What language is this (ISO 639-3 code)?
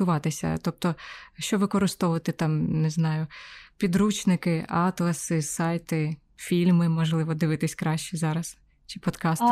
ukr